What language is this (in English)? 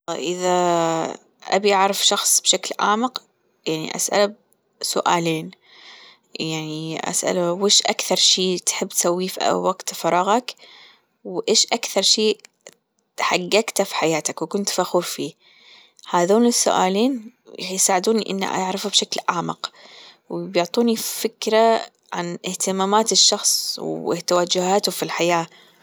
Gulf Arabic